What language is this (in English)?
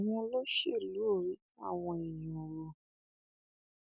Yoruba